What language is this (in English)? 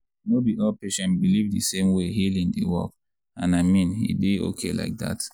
Nigerian Pidgin